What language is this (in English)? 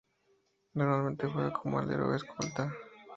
Spanish